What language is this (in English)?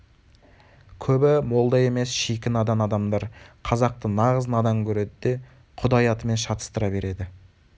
Kazakh